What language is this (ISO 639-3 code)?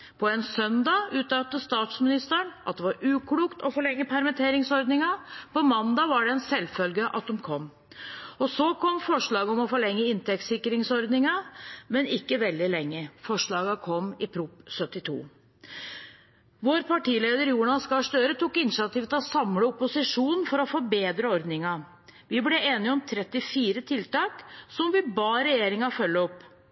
nob